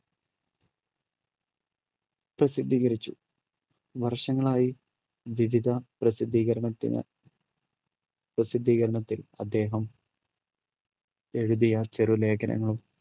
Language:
Malayalam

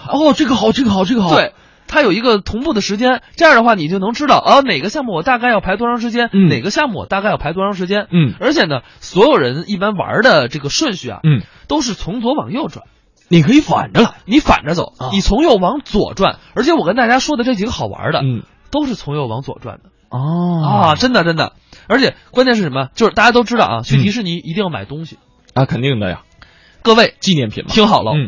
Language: Chinese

